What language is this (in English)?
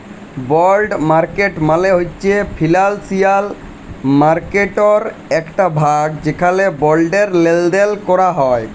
Bangla